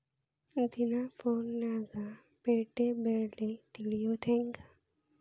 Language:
Kannada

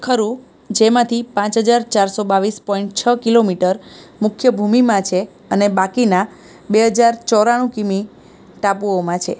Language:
Gujarati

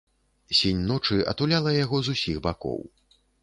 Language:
Belarusian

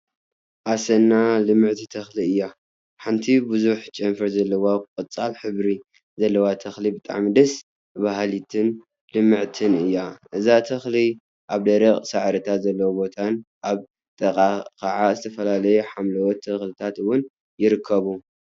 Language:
Tigrinya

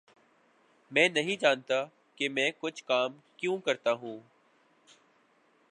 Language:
Urdu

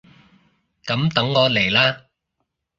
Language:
Cantonese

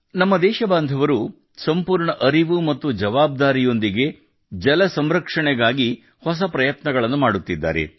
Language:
Kannada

